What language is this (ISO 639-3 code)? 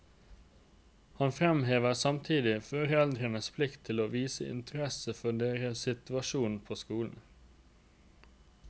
nor